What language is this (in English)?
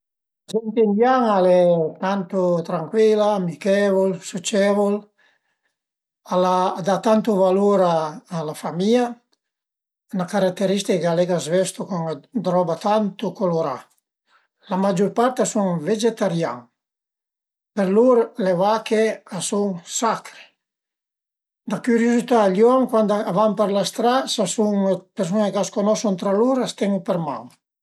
Piedmontese